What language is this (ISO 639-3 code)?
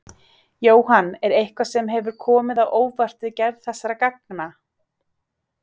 isl